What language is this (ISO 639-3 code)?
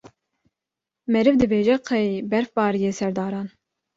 kur